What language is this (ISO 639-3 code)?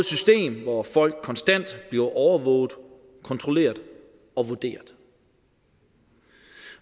dan